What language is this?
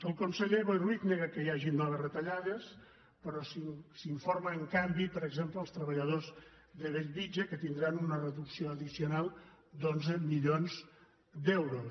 Catalan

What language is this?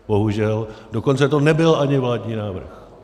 Czech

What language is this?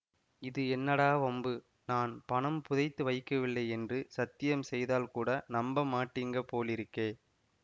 Tamil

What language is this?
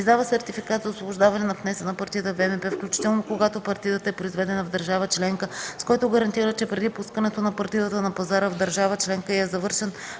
Bulgarian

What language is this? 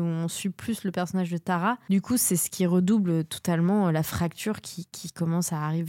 French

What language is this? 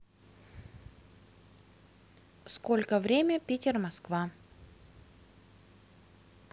Russian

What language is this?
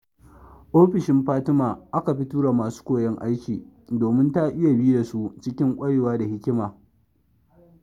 Hausa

